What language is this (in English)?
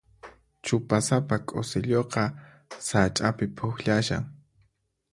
Puno Quechua